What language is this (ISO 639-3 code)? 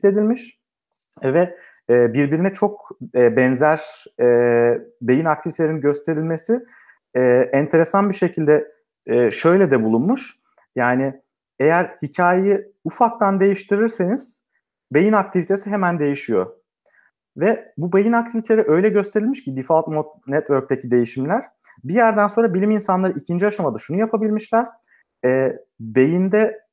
tur